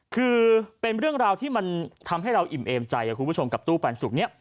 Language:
Thai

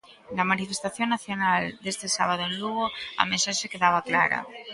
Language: Galician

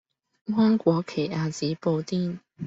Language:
Cantonese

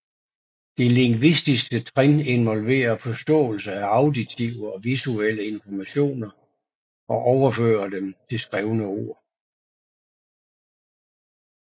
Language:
Danish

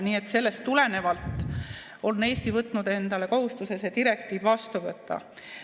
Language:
Estonian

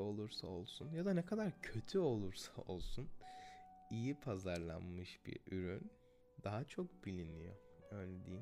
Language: Turkish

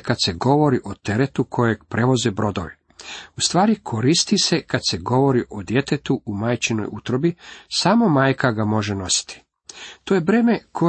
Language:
Croatian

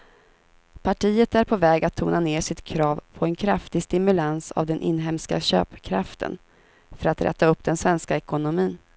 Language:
Swedish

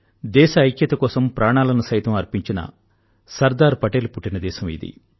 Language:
Telugu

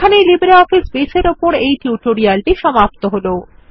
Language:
Bangla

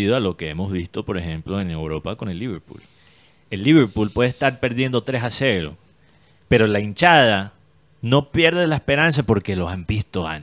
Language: Spanish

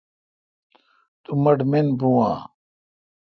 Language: Kalkoti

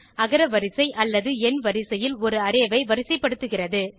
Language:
Tamil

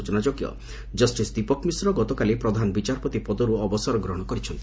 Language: Odia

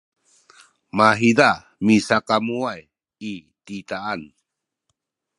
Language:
Sakizaya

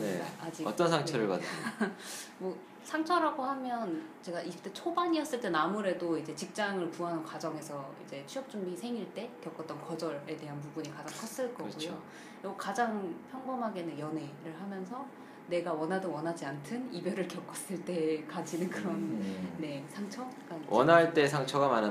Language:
Korean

